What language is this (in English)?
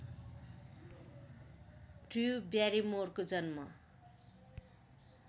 Nepali